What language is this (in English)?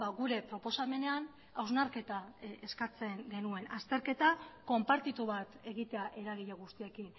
Basque